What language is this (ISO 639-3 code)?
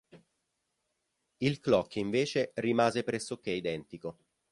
ita